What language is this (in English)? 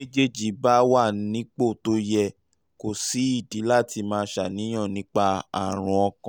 Yoruba